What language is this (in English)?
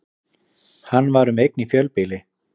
Icelandic